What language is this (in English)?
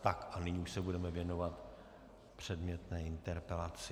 Czech